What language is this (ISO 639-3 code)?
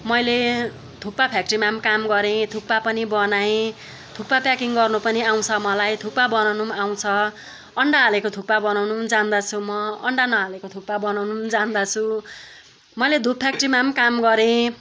nep